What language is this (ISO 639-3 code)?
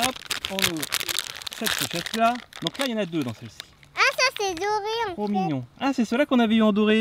fra